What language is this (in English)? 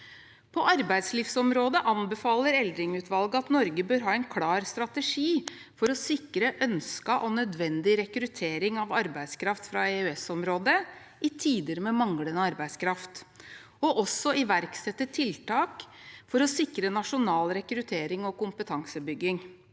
Norwegian